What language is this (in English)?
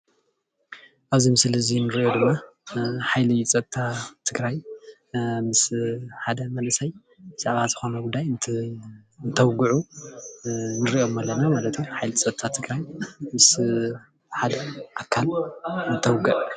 Tigrinya